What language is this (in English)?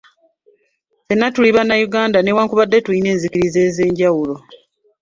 Ganda